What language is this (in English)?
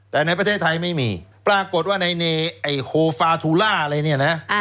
Thai